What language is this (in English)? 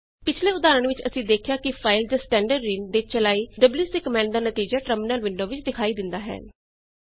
Punjabi